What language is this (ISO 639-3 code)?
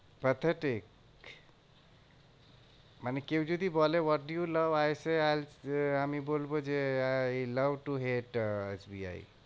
ben